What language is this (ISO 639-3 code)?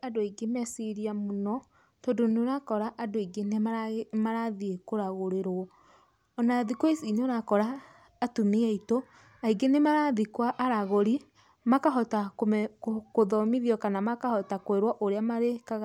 kik